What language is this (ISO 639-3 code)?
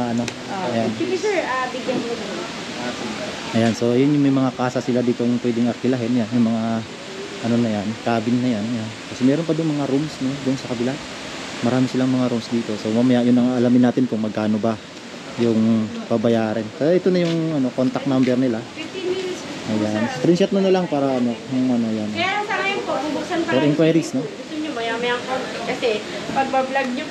fil